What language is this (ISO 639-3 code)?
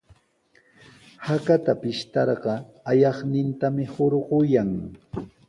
qws